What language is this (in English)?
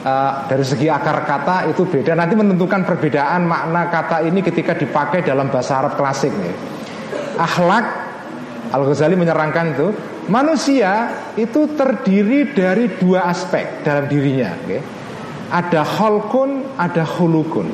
Indonesian